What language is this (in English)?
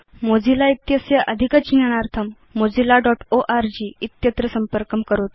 Sanskrit